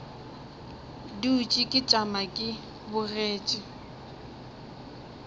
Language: Northern Sotho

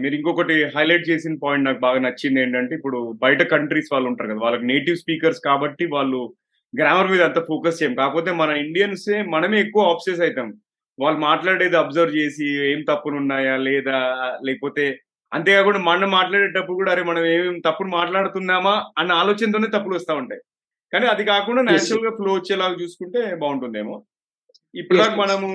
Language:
Telugu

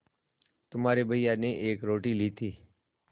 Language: Hindi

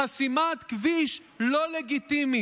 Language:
Hebrew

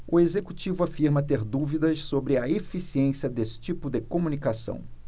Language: Portuguese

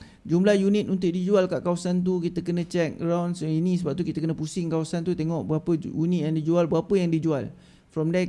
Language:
Malay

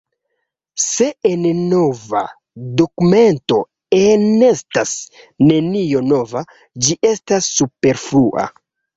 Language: Esperanto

